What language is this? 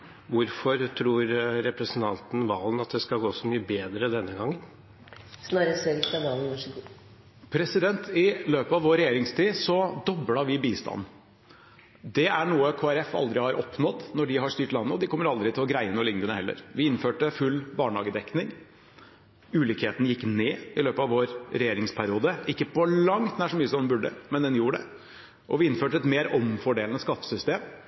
Norwegian Bokmål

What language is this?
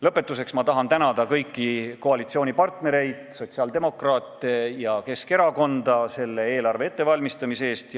Estonian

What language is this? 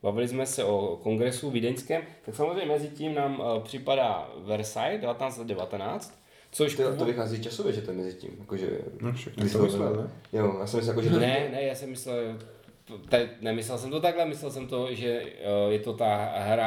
Czech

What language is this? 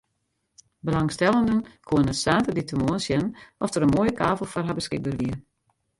Western Frisian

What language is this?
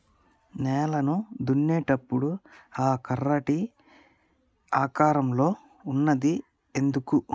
Telugu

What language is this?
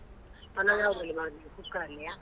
Kannada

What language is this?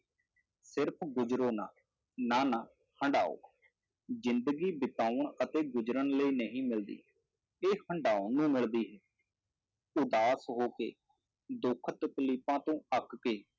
Punjabi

